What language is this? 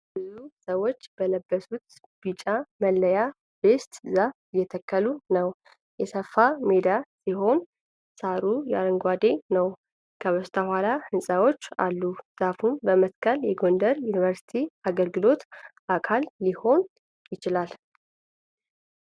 Amharic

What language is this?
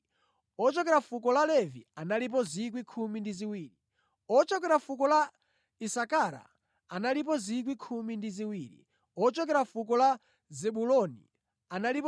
Nyanja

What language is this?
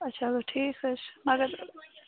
Kashmiri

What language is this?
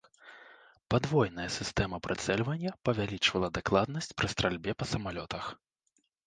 Belarusian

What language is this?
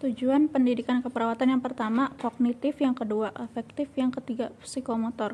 Indonesian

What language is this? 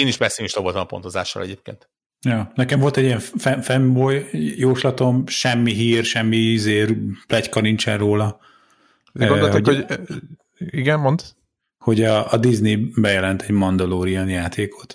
Hungarian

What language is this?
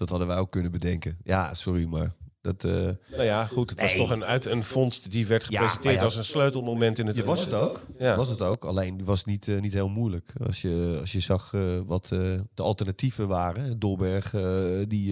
Dutch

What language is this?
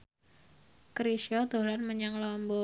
Javanese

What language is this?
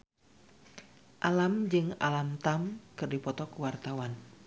Sundanese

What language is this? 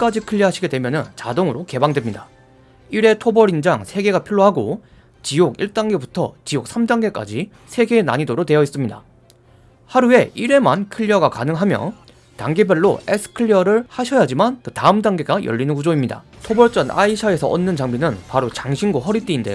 Korean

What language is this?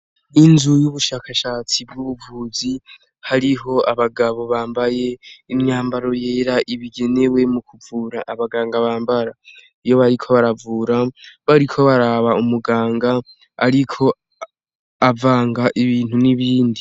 Rundi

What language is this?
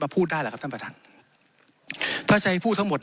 Thai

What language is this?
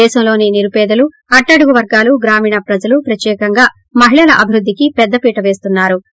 Telugu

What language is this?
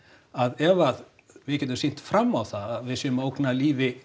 Icelandic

